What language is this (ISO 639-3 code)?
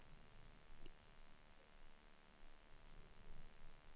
swe